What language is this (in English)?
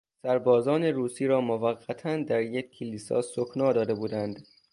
Persian